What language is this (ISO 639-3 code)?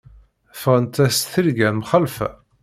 kab